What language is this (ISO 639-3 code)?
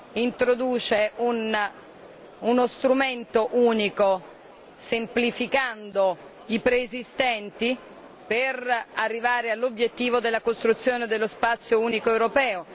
ita